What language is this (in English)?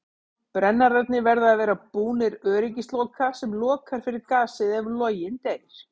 Icelandic